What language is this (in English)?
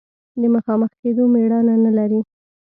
Pashto